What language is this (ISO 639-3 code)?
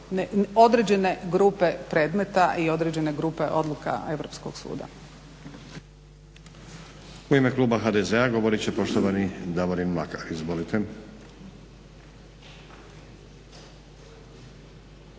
hrv